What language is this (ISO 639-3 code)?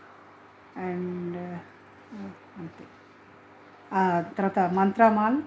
tel